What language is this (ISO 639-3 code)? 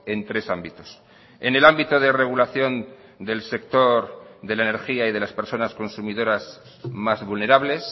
spa